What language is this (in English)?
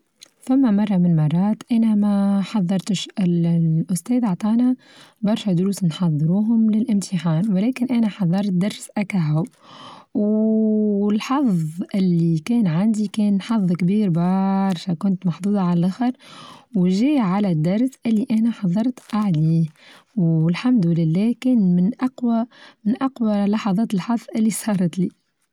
Tunisian Arabic